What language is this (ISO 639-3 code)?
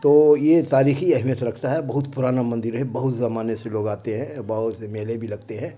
urd